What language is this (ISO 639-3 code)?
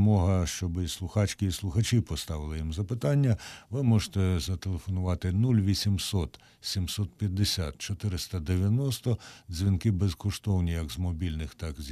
ukr